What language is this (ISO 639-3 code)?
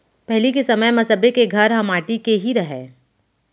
hne